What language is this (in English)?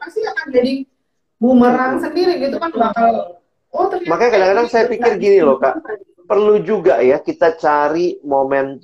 Indonesian